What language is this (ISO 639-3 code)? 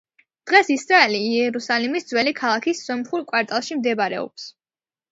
kat